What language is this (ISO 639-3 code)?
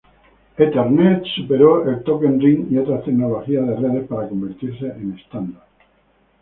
spa